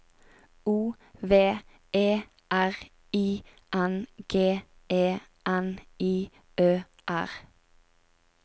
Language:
Norwegian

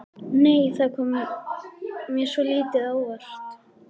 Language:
Icelandic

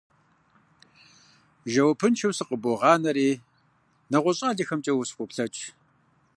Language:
Kabardian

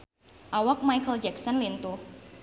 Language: Sundanese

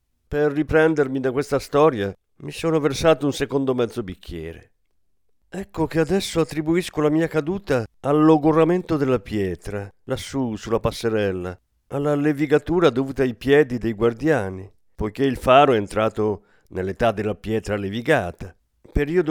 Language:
Italian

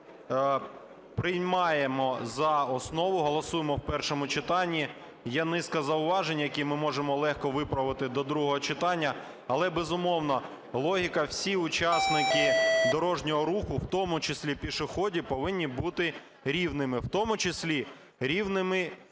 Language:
Ukrainian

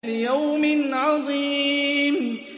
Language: Arabic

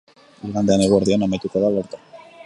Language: Basque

